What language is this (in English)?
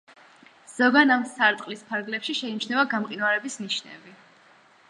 Georgian